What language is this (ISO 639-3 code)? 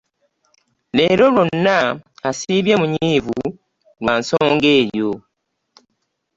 lug